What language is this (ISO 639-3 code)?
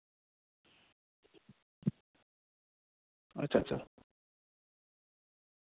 sat